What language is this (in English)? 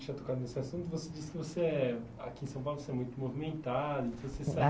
Portuguese